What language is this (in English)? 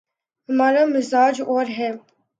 Urdu